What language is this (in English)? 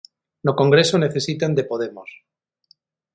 Galician